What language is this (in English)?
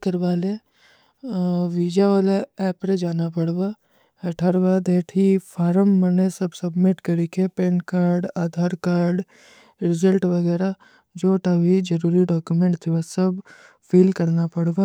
Kui (India)